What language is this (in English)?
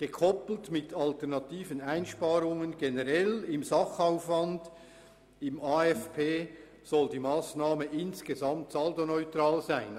Swiss German